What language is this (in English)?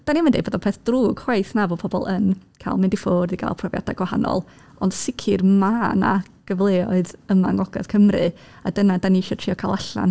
Welsh